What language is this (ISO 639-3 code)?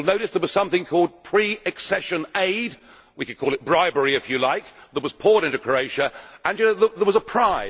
eng